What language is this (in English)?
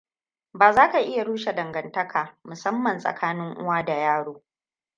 Hausa